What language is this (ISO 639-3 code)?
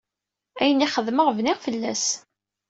kab